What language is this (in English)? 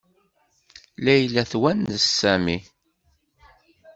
Kabyle